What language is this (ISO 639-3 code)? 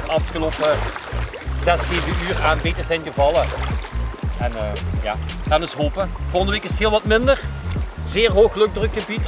nld